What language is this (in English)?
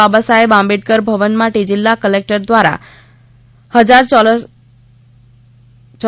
Gujarati